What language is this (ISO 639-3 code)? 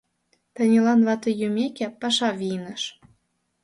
chm